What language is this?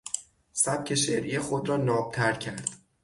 Persian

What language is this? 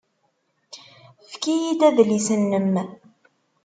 Kabyle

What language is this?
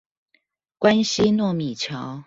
Chinese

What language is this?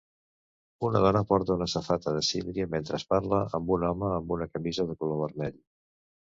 Catalan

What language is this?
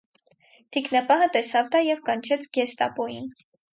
Armenian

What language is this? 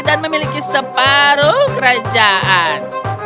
Indonesian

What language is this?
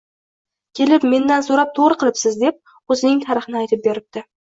Uzbek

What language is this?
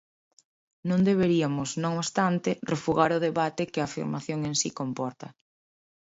Galician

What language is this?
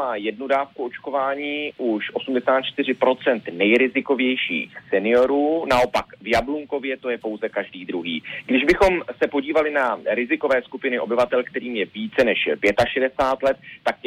Czech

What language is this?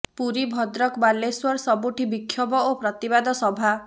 Odia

